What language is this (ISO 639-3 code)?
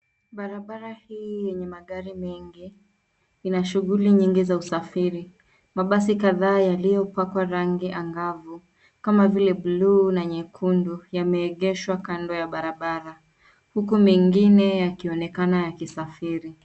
swa